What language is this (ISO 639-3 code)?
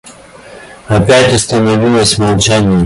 rus